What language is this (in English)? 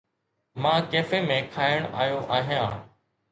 Sindhi